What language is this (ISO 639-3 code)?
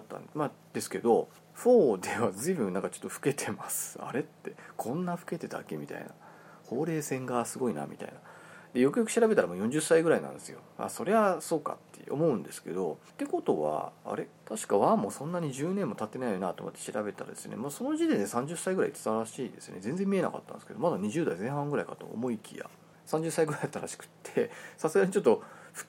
jpn